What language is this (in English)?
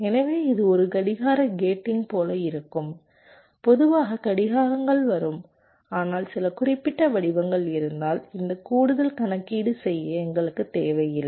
Tamil